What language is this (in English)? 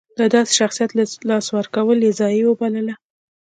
Pashto